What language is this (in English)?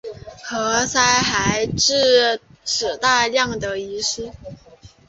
Chinese